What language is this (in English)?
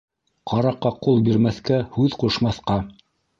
Bashkir